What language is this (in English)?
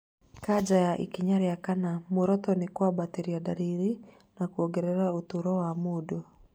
Kikuyu